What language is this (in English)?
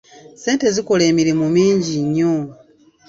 Ganda